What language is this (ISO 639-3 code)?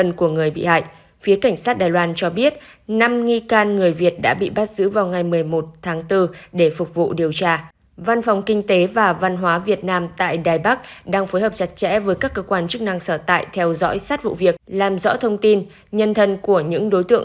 vie